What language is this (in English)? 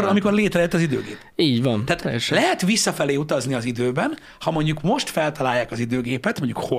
Hungarian